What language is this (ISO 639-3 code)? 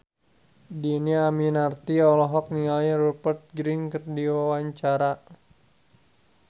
sun